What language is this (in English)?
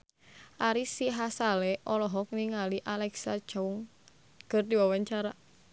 Sundanese